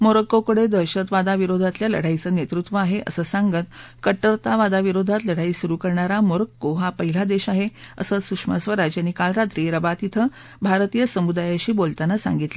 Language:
Marathi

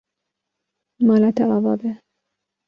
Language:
Kurdish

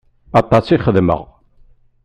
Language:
Kabyle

